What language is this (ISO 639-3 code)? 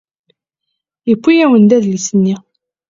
kab